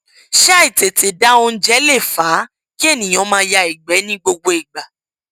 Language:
Yoruba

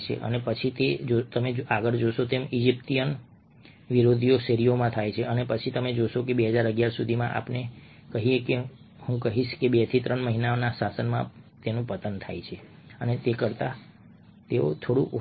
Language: Gujarati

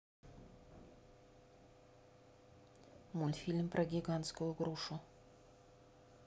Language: Russian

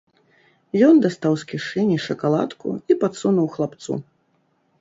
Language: Belarusian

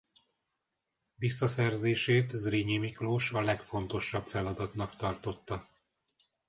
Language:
Hungarian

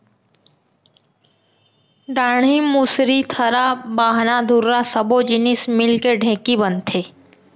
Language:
Chhattisgarhi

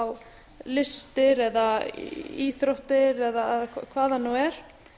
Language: Icelandic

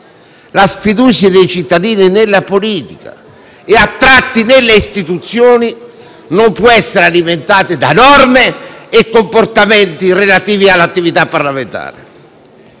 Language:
Italian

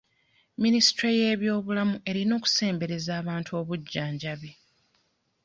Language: Ganda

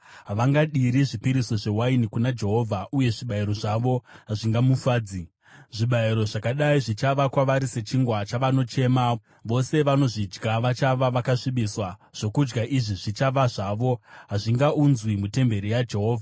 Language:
Shona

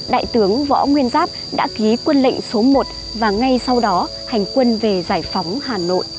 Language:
Vietnamese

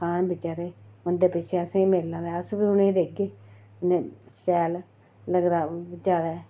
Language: Dogri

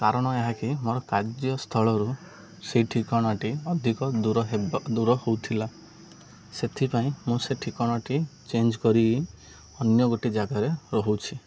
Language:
Odia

